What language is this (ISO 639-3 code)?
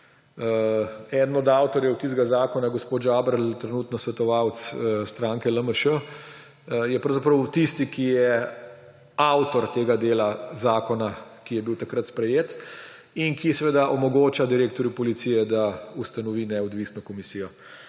slv